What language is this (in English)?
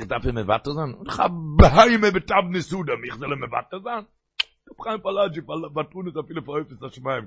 Hebrew